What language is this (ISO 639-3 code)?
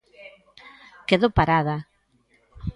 glg